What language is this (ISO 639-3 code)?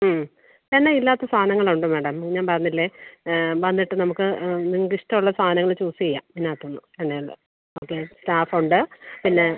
mal